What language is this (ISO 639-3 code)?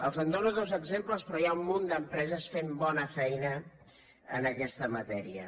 cat